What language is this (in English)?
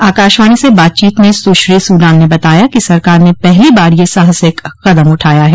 Hindi